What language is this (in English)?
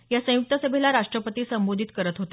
Marathi